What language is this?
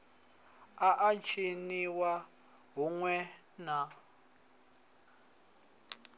Venda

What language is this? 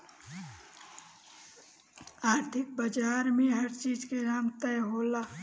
Bhojpuri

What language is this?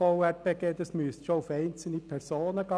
Swiss German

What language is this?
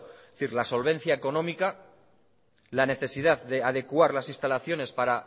Spanish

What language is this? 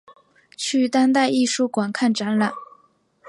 Chinese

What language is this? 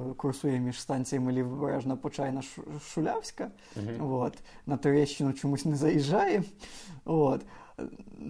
Ukrainian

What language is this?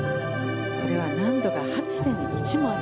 Japanese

